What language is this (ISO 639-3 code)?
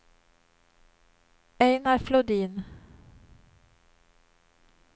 swe